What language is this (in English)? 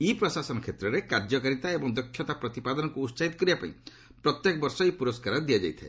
Odia